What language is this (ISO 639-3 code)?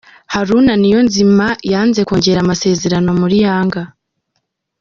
kin